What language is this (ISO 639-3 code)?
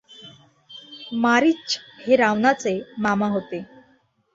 mar